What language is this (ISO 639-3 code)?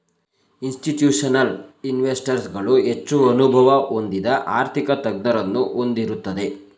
kan